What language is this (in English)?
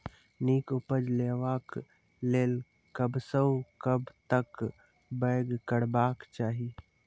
Maithili